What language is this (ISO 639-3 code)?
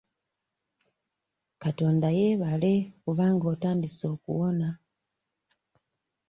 lug